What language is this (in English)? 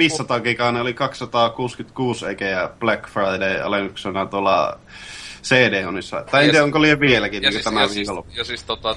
Finnish